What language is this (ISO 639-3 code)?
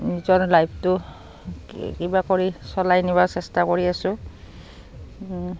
asm